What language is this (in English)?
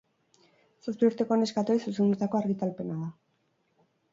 Basque